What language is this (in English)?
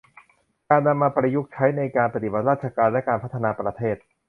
Thai